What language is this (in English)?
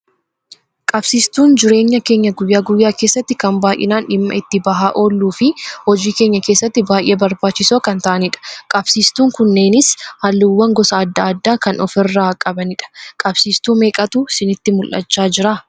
Oromo